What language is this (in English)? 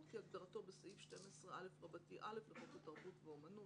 Hebrew